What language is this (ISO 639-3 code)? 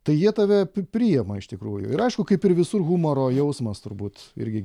lit